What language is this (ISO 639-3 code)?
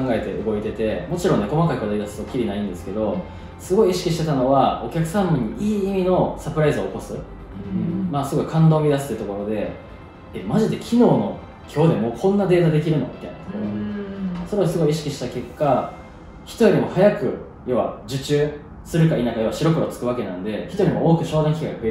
jpn